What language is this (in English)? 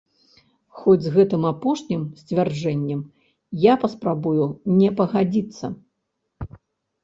Belarusian